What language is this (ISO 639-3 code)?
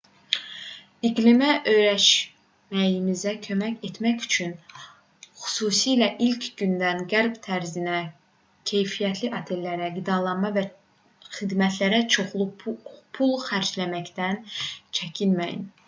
aze